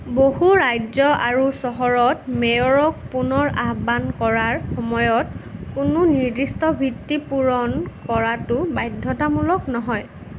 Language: Assamese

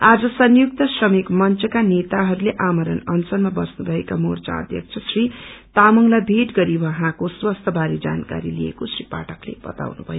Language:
Nepali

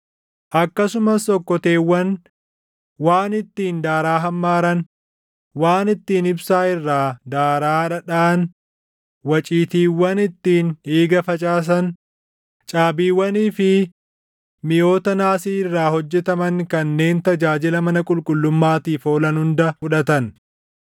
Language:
Oromo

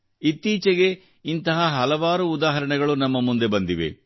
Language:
Kannada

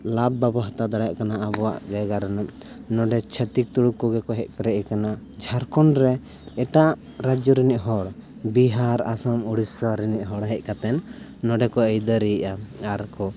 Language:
Santali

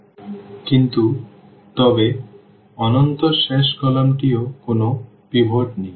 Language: Bangla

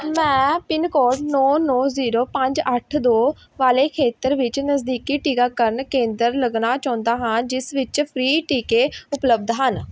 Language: Punjabi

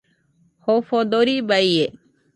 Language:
Nüpode Huitoto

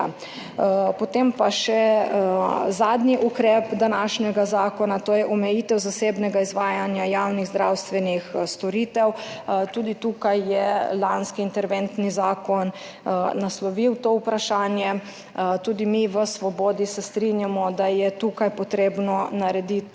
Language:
Slovenian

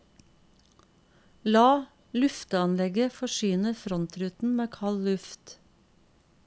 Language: Norwegian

